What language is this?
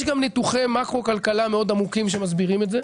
Hebrew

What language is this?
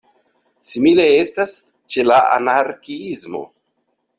Esperanto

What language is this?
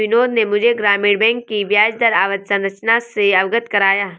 Hindi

